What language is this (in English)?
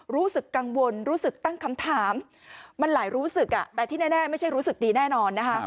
Thai